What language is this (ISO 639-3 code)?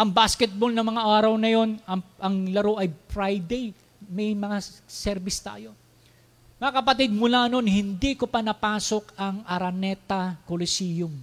fil